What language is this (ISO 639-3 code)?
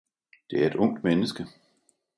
dan